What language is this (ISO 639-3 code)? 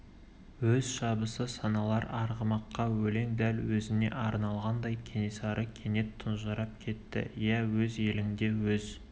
kaz